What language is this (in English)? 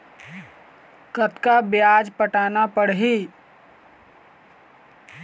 Chhattisgarhi